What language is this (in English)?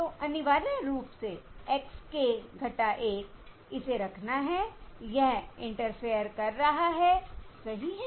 Hindi